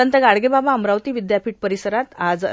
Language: Marathi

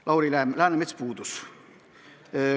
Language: Estonian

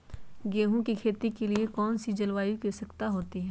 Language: Magahi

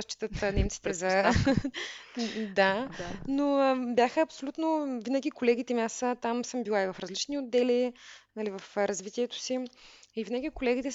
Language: Bulgarian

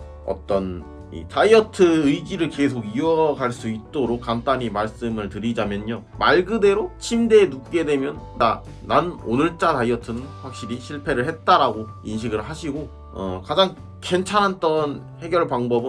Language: Korean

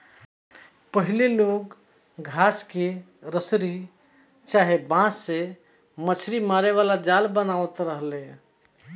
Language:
Bhojpuri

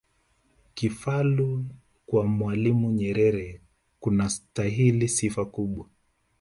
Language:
Swahili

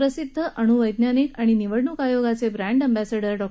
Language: Marathi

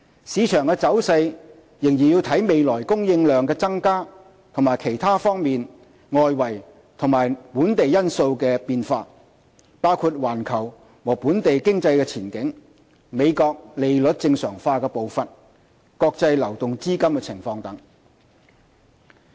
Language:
Cantonese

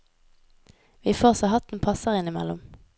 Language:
Norwegian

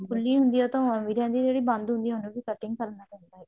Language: Punjabi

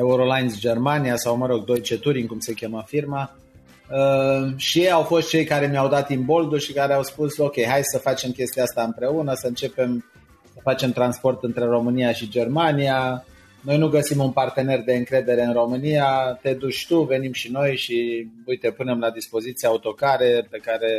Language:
Romanian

